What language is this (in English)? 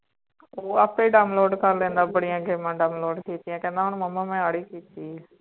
Punjabi